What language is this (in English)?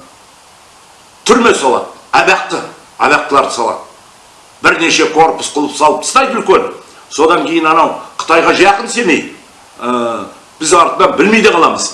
Kazakh